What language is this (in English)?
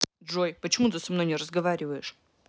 Russian